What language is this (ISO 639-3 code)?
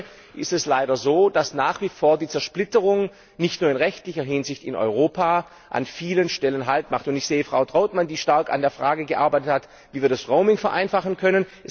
deu